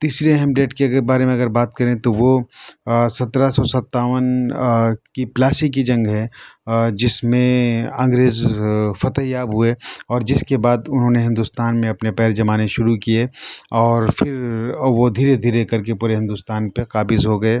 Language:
Urdu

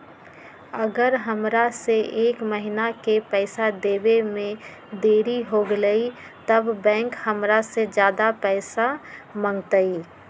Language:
Magahi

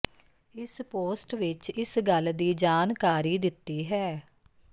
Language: Punjabi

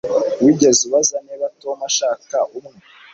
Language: Kinyarwanda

